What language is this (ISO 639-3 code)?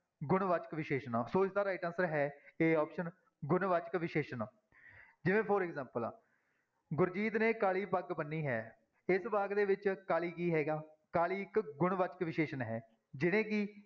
pan